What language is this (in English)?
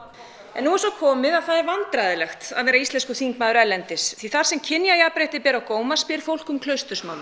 Icelandic